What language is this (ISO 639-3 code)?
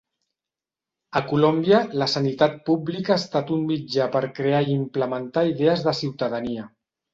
cat